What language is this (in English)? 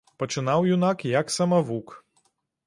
Belarusian